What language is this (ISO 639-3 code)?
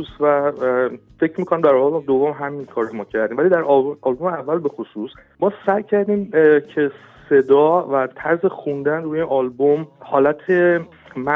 fas